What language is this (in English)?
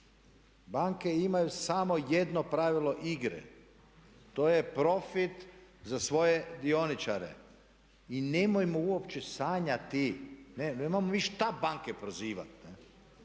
Croatian